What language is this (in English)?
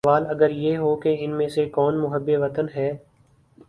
Urdu